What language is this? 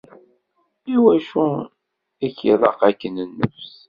Kabyle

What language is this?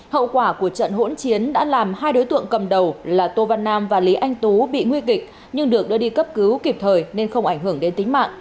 Vietnamese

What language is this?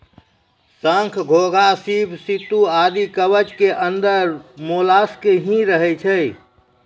Maithili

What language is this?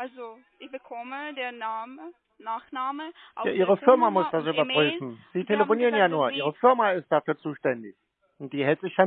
German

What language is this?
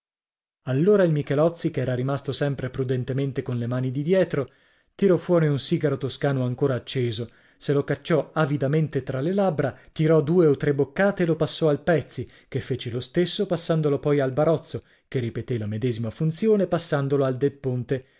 Italian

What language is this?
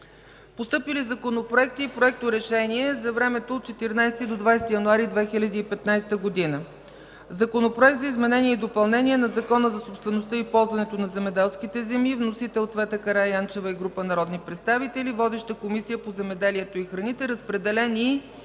Bulgarian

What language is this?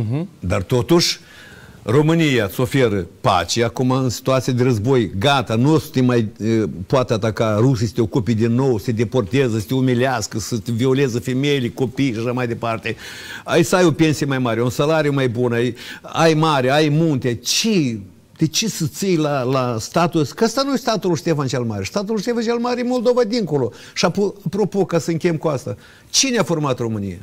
Romanian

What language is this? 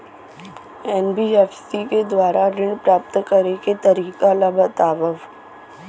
Chhattisgarhi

